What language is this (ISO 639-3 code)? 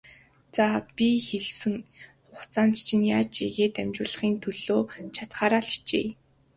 mon